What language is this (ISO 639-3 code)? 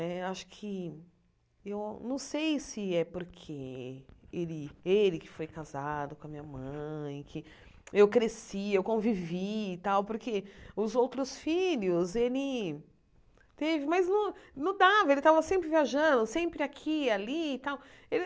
por